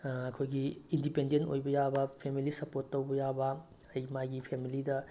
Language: Manipuri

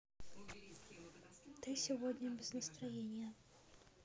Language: Russian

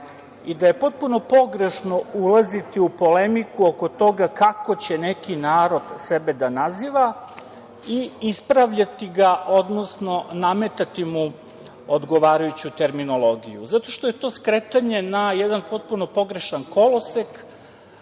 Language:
Serbian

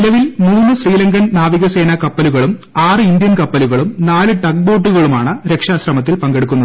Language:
Malayalam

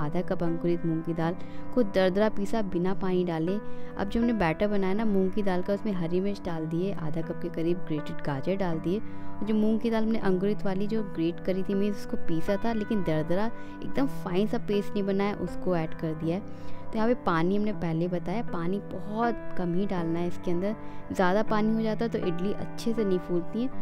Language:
Hindi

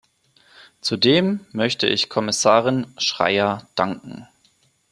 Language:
German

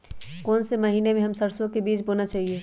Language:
Magahi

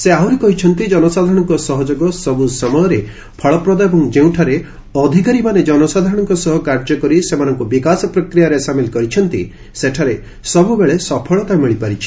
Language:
Odia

